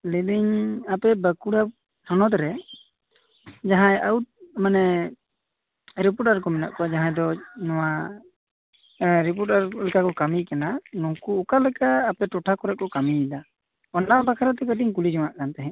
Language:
Santali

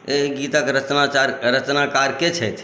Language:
Maithili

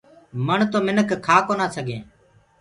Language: Gurgula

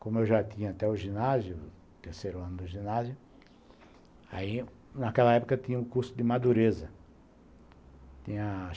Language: Portuguese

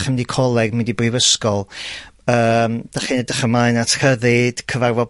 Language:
Welsh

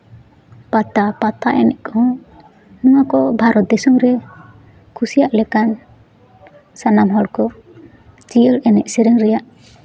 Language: Santali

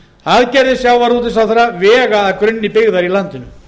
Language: Icelandic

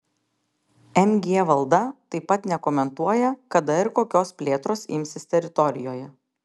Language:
Lithuanian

